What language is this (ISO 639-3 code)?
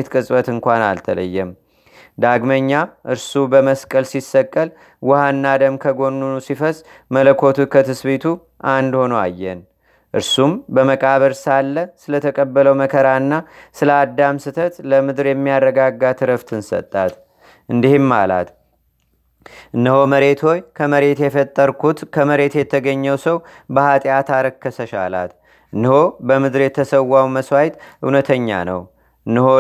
amh